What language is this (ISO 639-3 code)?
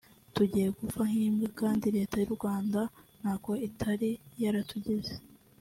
kin